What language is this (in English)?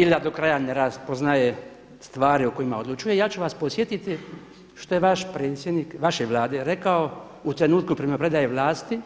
Croatian